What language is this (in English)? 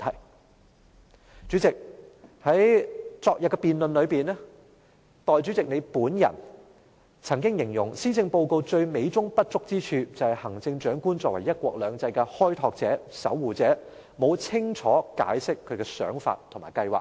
Cantonese